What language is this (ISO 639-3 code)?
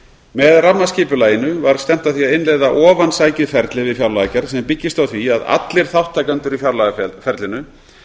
isl